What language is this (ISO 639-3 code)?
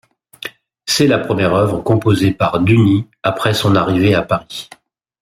fra